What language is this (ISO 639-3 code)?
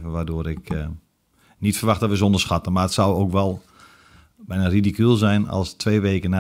nld